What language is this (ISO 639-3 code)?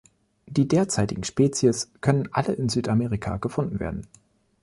deu